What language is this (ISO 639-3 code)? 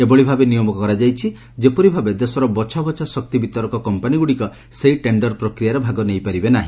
ori